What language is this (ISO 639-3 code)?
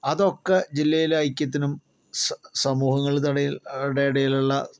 mal